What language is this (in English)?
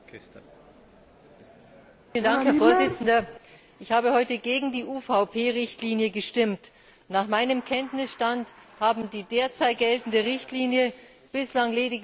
German